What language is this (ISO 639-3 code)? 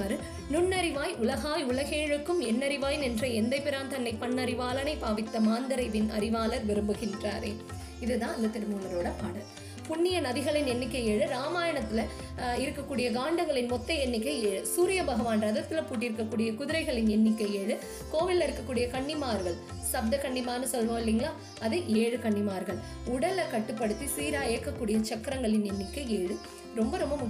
tam